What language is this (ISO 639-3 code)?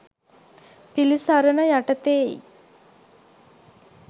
sin